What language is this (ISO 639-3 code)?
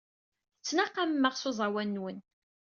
kab